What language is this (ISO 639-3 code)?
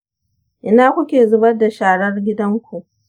hau